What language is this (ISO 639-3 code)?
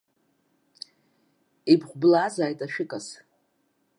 abk